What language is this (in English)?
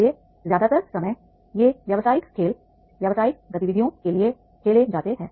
Hindi